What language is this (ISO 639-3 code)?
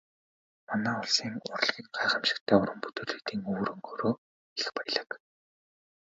mon